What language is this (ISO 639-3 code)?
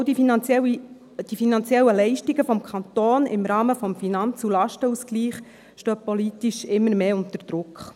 gsw